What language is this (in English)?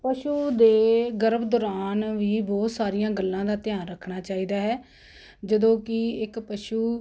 Punjabi